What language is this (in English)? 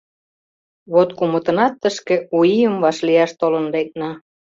Mari